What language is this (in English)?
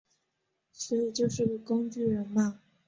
Chinese